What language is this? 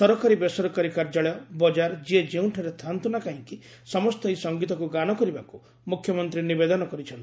Odia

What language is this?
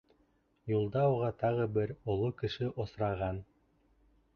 Bashkir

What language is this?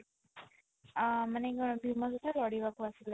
Odia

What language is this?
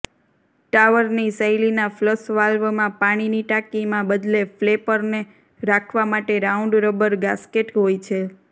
Gujarati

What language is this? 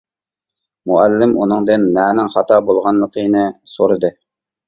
Uyghur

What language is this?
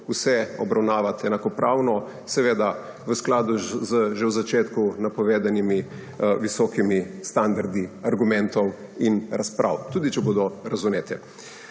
Slovenian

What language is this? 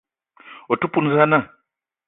Eton (Cameroon)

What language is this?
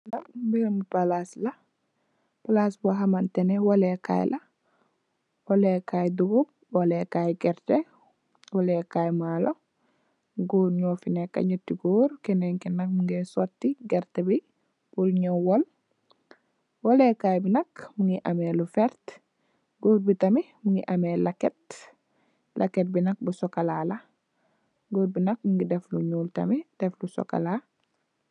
Wolof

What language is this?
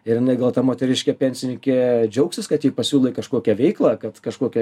Lithuanian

